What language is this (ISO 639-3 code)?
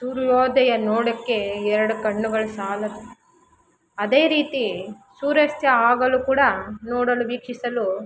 kan